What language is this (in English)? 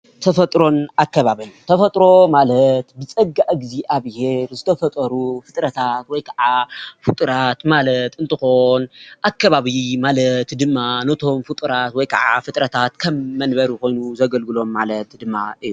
Tigrinya